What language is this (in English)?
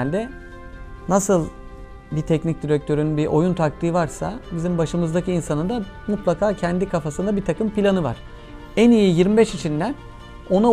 Turkish